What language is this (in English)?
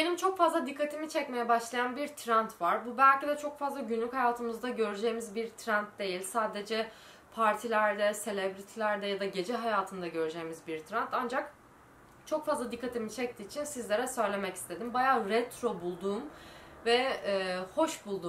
Turkish